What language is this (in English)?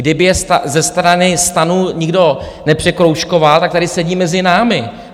Czech